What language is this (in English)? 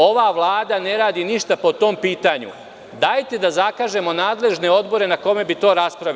Serbian